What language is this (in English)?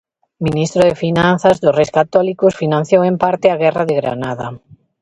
Galician